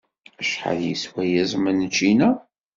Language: Kabyle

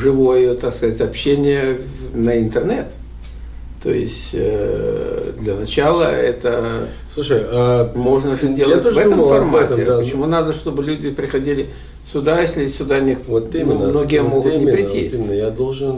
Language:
Russian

